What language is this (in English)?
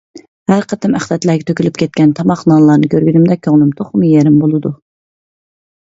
Uyghur